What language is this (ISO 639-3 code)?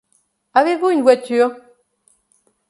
fra